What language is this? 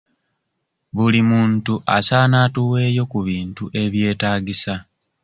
Ganda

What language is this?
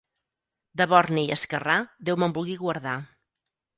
Catalan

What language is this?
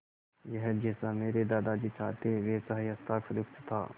Hindi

